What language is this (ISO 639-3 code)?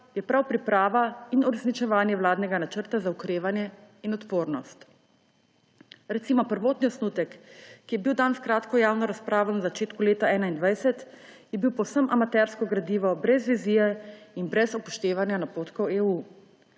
slv